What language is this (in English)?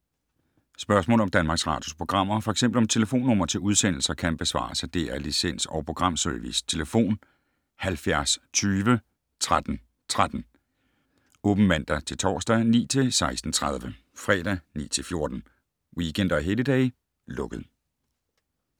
Danish